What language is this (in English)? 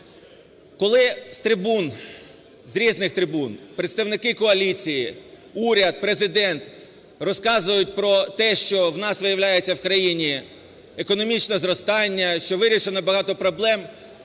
Ukrainian